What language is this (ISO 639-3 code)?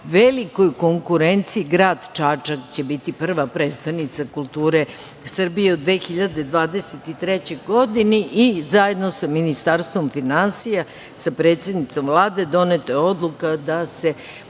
srp